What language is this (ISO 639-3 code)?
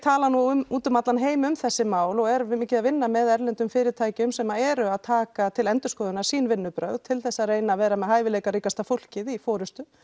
isl